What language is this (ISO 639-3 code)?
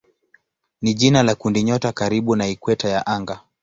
swa